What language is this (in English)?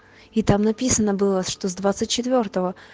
Russian